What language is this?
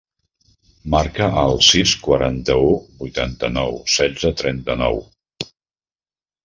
Catalan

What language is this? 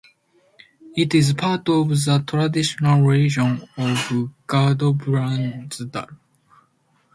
English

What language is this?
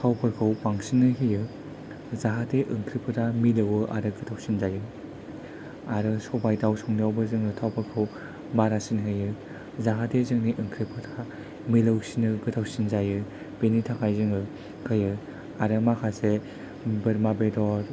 Bodo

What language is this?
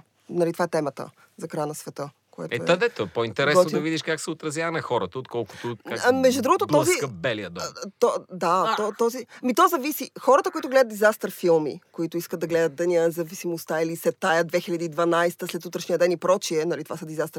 Bulgarian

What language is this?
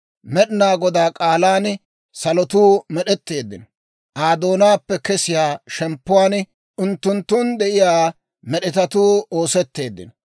Dawro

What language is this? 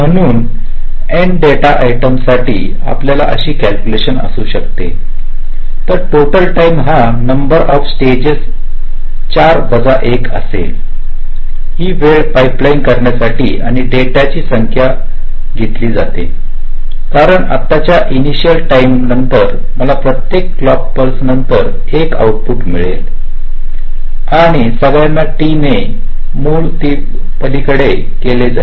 Marathi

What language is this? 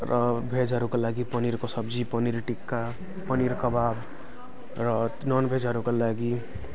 Nepali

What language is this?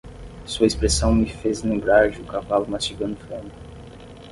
Portuguese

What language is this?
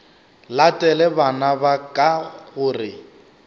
Northern Sotho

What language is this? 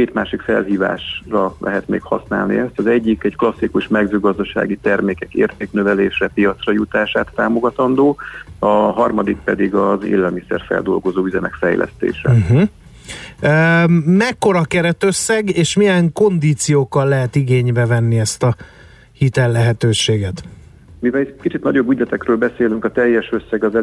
Hungarian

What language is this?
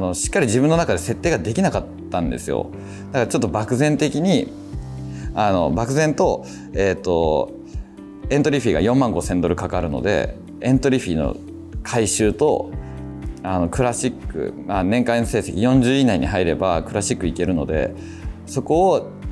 Japanese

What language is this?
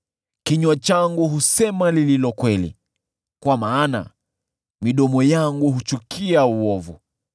Swahili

